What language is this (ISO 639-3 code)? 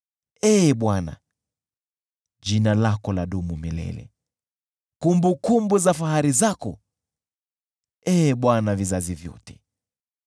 swa